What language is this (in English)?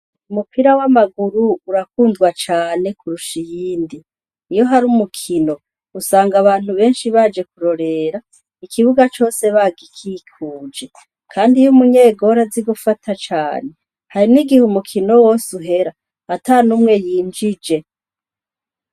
Rundi